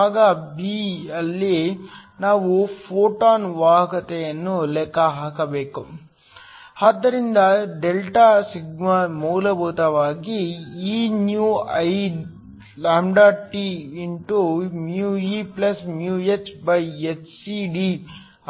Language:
Kannada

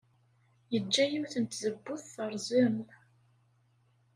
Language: Kabyle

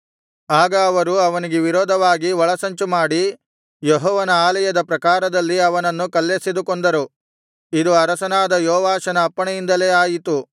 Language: Kannada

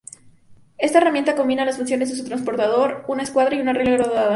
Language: Spanish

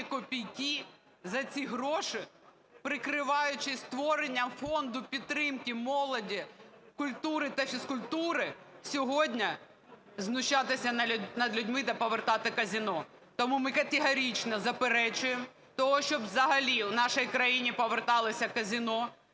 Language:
Ukrainian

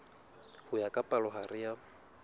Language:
Southern Sotho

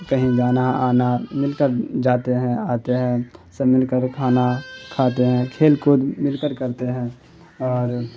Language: Urdu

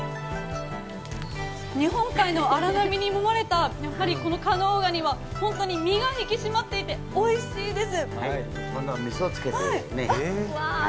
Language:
Japanese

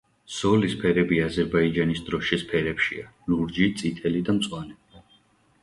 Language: Georgian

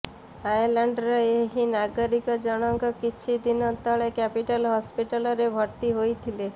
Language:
Odia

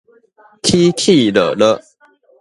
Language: Min Nan Chinese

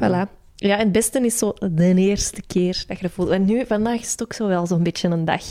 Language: Dutch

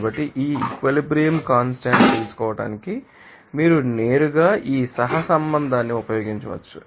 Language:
Telugu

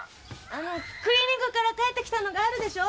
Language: Japanese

